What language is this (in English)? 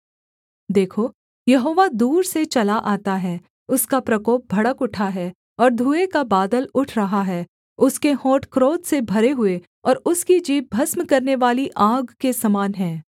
Hindi